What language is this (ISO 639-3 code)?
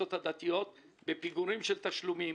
heb